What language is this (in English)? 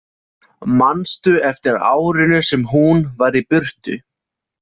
Icelandic